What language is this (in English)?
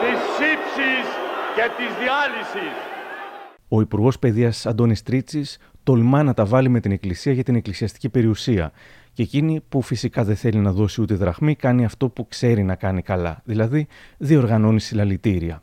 Greek